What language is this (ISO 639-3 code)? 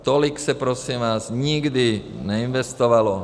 ces